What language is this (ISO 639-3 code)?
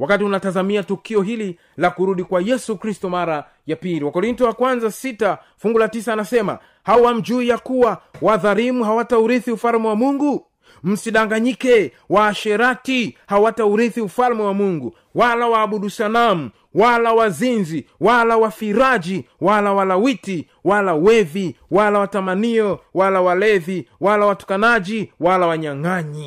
swa